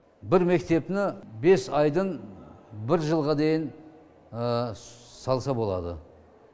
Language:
Kazakh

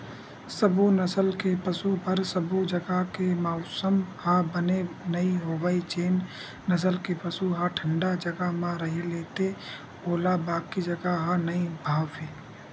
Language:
Chhattisgarhi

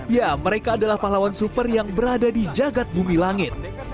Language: Indonesian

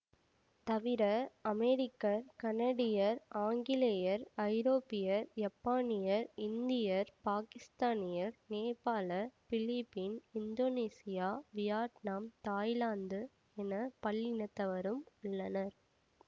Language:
Tamil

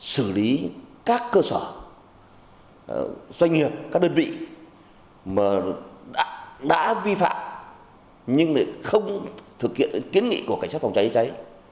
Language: Vietnamese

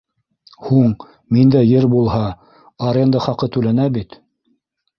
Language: Bashkir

